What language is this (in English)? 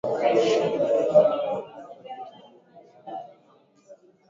Swahili